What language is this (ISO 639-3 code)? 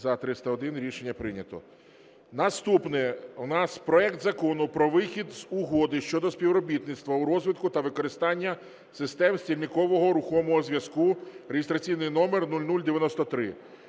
ukr